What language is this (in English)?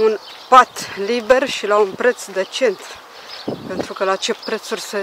Romanian